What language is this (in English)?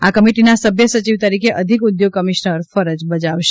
Gujarati